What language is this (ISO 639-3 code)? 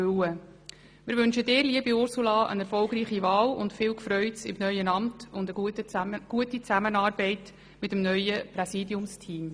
gsw